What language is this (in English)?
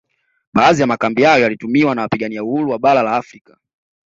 Swahili